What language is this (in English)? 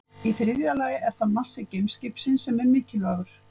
Icelandic